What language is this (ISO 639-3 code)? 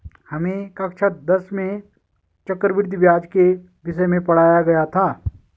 hin